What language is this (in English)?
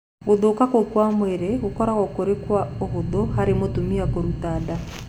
Kikuyu